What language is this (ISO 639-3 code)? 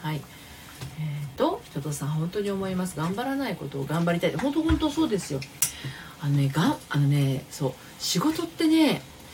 jpn